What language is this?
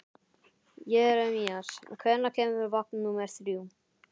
Icelandic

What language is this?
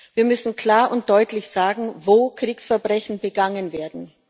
German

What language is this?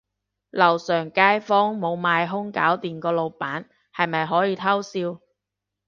Cantonese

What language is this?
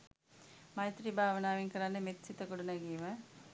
Sinhala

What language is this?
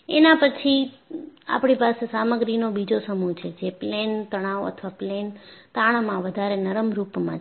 Gujarati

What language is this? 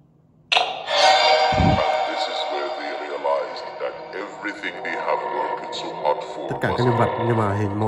Vietnamese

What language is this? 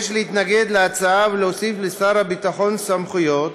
Hebrew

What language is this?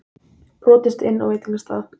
Icelandic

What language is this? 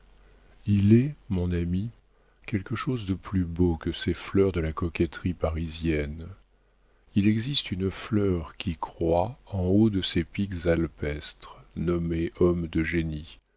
French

